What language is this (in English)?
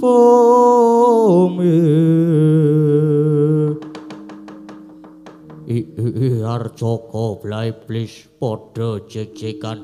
Indonesian